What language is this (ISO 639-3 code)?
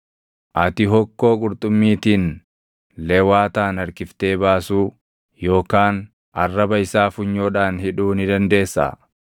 orm